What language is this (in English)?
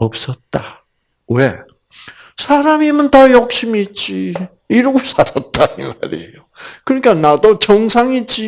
Korean